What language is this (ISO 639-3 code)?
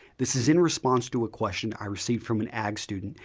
eng